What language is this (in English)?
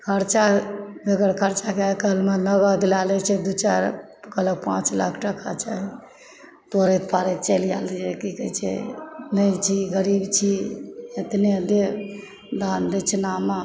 Maithili